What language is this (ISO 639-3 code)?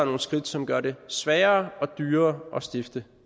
dan